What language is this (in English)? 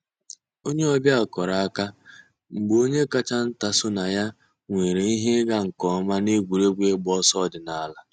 Igbo